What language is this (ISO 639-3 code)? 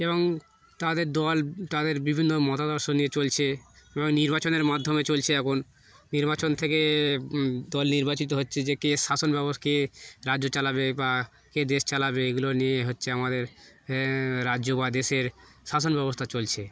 ben